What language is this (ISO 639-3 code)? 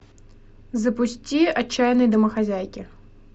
rus